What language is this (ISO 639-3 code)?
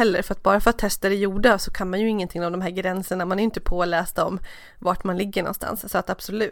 swe